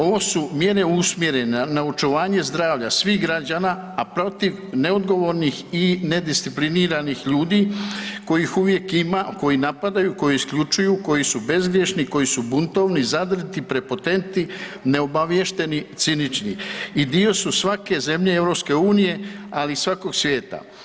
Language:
Croatian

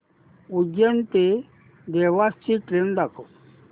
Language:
Marathi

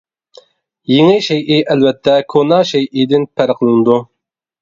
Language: Uyghur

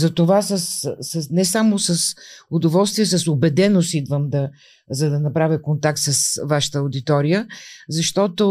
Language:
Bulgarian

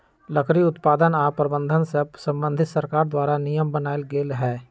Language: Magahi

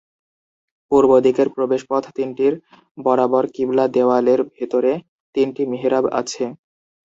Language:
Bangla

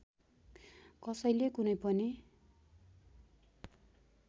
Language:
Nepali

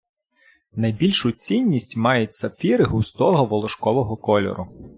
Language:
Ukrainian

